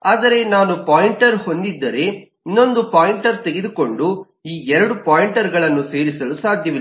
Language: Kannada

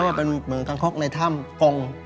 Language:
Thai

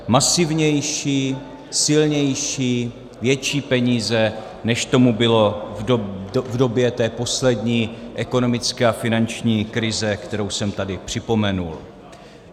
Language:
Czech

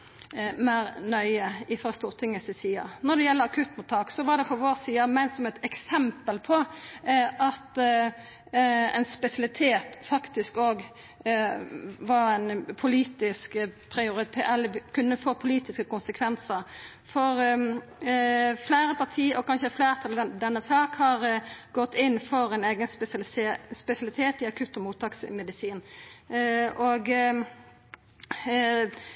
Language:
Norwegian Nynorsk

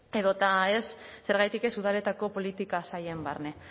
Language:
Basque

